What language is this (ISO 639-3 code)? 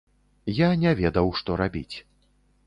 bel